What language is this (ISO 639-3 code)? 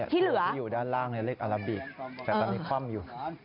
tha